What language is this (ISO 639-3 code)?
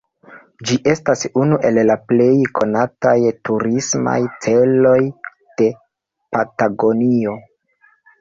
epo